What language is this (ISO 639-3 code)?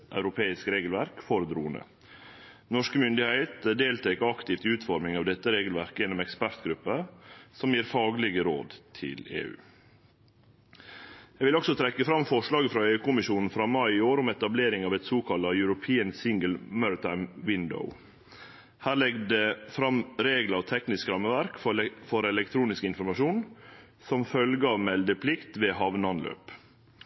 nno